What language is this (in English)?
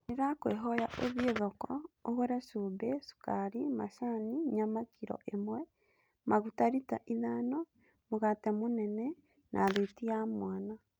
Kikuyu